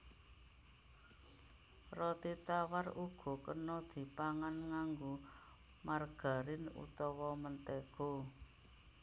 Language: Javanese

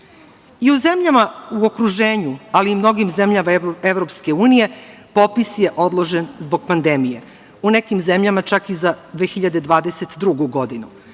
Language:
Serbian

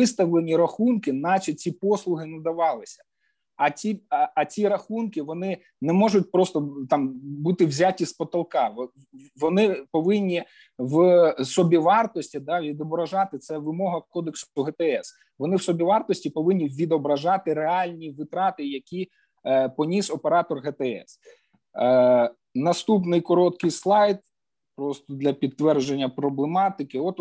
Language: Ukrainian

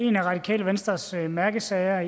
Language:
Danish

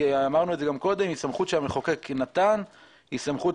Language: Hebrew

